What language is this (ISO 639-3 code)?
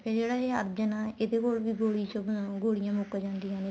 pan